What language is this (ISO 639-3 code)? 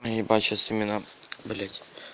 rus